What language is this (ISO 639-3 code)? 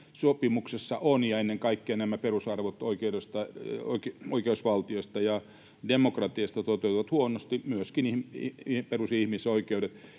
fin